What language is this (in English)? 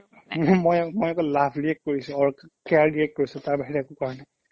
Assamese